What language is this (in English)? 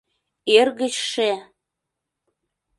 Mari